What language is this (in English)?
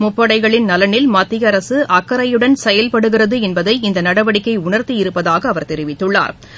Tamil